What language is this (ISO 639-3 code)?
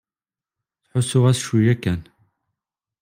kab